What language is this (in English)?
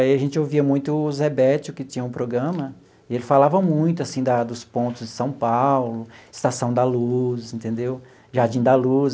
Portuguese